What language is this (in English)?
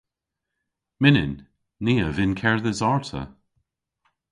Cornish